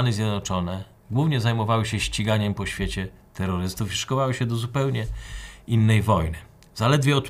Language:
Polish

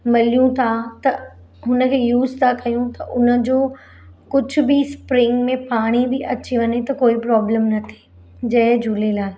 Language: Sindhi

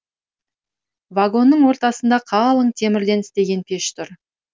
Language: Kazakh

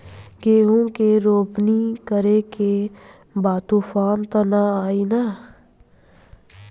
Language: Bhojpuri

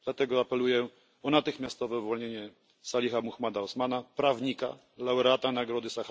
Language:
Polish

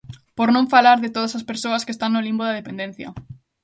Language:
Galician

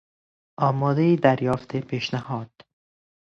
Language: Persian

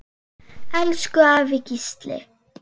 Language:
Icelandic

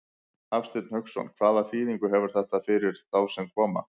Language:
Icelandic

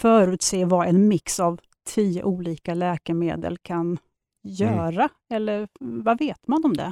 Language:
Swedish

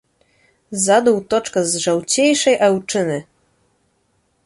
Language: Belarusian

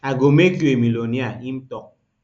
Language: Nigerian Pidgin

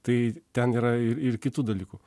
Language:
Lithuanian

